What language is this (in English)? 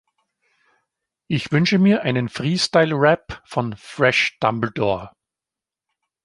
German